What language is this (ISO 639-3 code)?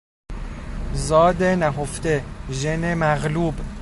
fas